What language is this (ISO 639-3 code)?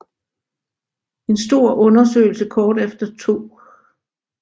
dan